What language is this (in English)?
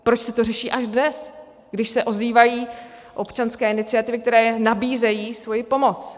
Czech